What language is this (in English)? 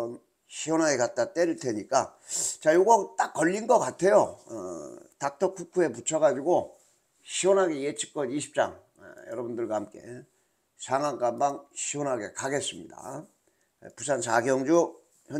Korean